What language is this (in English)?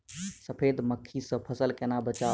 Maithili